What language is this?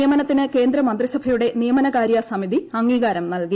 Malayalam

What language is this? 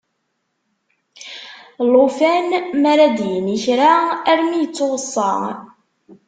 Kabyle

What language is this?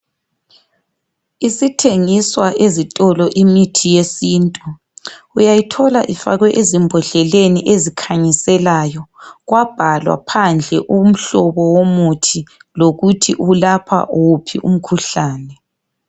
North Ndebele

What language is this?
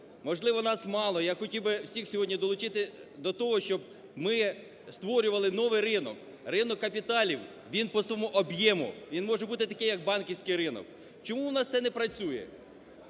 Ukrainian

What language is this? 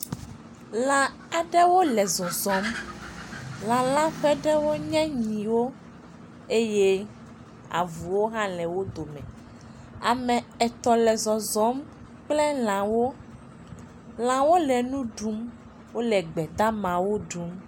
Ewe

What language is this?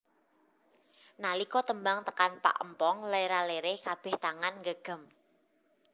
Javanese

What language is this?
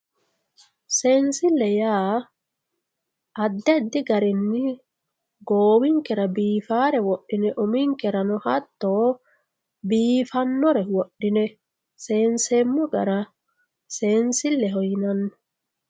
Sidamo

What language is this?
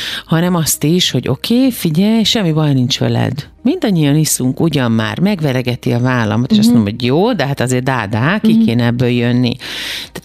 Hungarian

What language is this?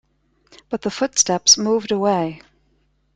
English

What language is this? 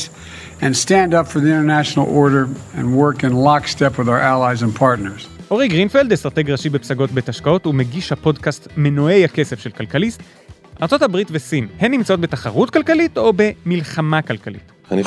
Hebrew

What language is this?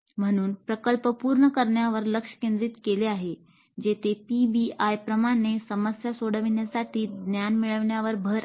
Marathi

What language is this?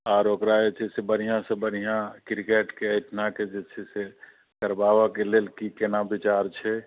Maithili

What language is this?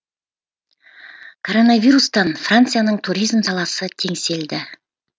Kazakh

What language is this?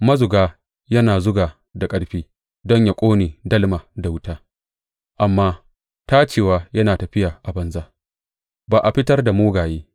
Hausa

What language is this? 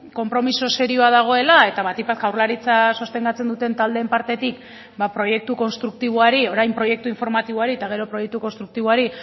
Basque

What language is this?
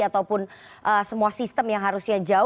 Indonesian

